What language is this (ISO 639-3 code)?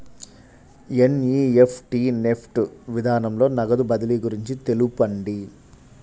tel